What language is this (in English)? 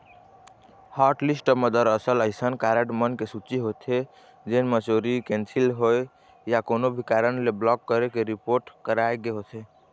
Chhattisgarhi